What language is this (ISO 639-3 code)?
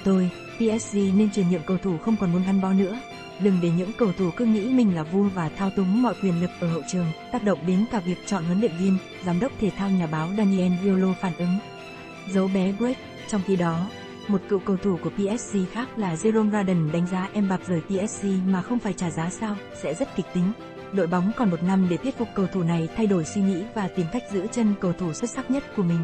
vie